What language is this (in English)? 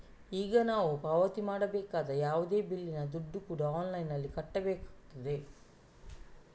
Kannada